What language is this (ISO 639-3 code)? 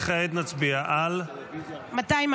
heb